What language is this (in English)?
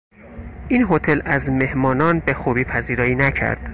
Persian